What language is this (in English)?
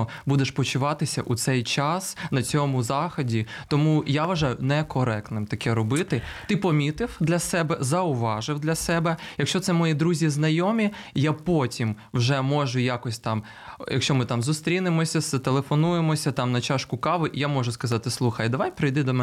Ukrainian